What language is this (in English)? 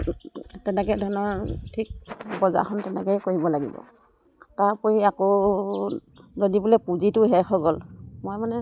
Assamese